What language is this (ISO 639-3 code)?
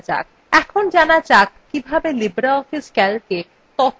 ben